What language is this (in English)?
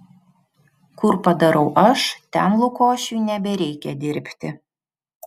Lithuanian